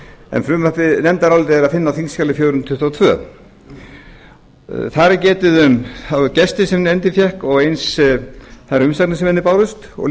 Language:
Icelandic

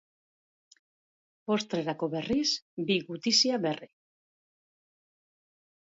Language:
Basque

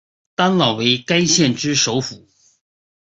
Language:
Chinese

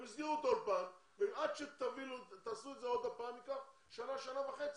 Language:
Hebrew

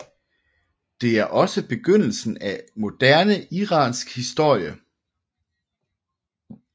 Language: Danish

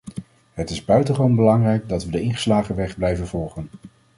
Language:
Dutch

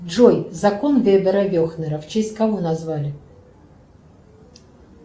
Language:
Russian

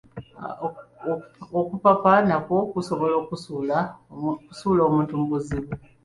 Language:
Ganda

